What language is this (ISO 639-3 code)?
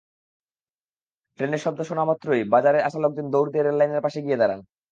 ben